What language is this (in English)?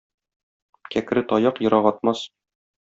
Tatar